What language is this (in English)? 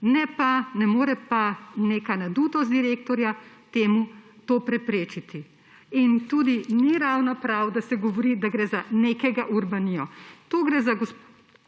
Slovenian